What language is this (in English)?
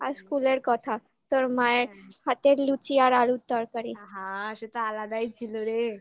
Bangla